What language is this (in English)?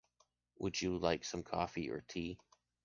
English